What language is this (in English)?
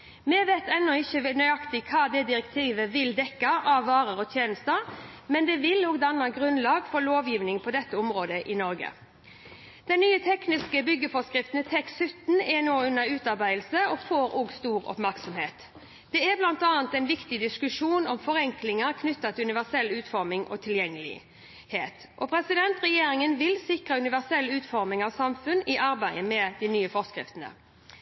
Norwegian Bokmål